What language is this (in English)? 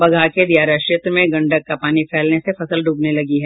Hindi